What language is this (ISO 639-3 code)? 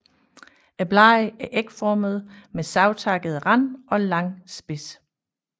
dan